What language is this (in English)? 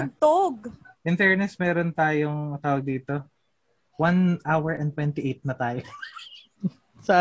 Filipino